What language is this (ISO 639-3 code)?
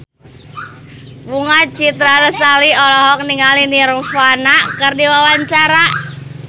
sun